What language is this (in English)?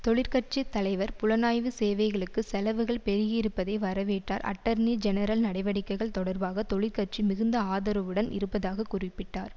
Tamil